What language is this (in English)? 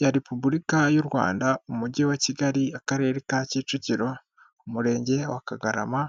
Kinyarwanda